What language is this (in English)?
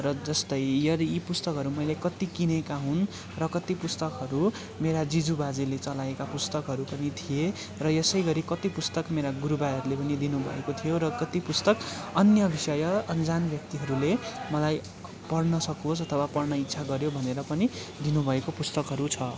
Nepali